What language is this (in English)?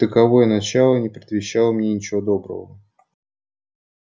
Russian